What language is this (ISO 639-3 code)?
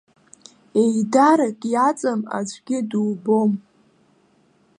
abk